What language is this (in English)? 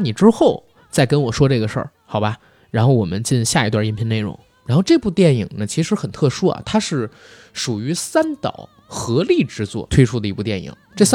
Chinese